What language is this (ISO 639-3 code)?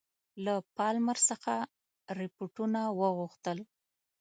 pus